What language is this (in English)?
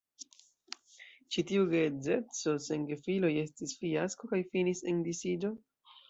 Esperanto